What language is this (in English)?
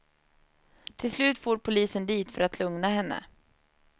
Swedish